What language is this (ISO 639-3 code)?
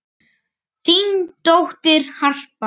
isl